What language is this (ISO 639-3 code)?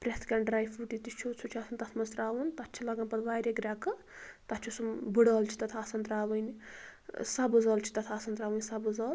kas